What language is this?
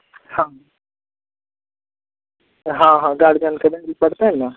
Maithili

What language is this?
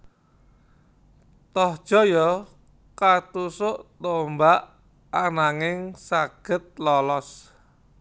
Javanese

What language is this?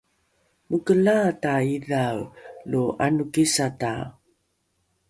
Rukai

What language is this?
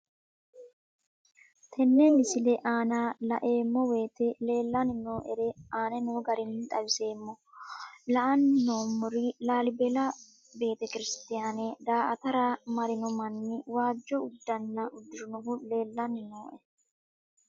Sidamo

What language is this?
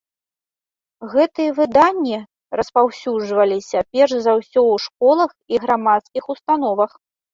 Belarusian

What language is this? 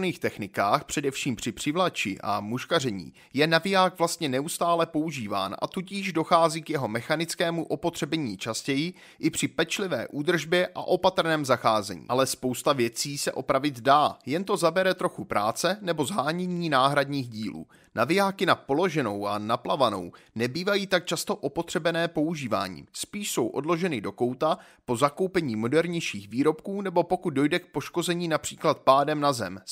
Czech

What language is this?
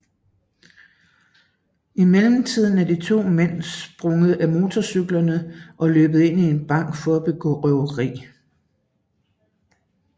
Danish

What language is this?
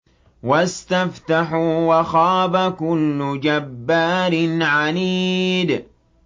Arabic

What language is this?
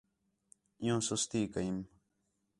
Khetrani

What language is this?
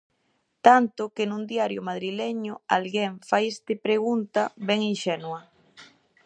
Galician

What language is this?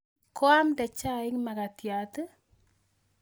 Kalenjin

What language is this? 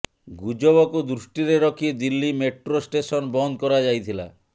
Odia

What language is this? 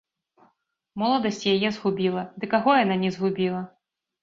Belarusian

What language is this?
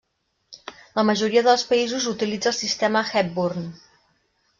Catalan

